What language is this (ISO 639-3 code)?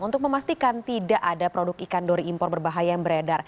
ind